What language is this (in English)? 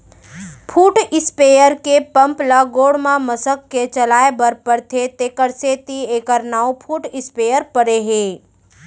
Chhattisgarhi